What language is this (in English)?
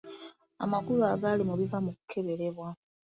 Ganda